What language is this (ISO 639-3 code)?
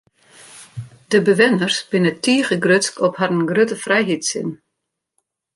fry